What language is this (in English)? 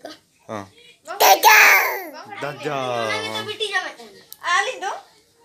Hindi